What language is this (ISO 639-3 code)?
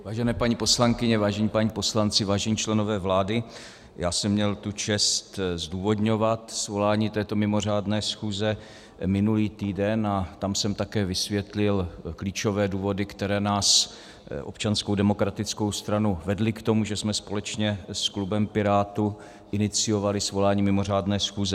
ces